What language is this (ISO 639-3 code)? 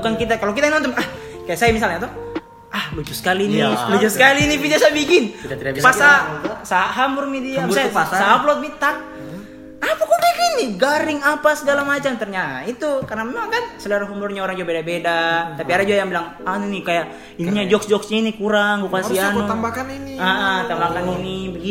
ind